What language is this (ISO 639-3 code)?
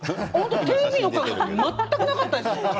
jpn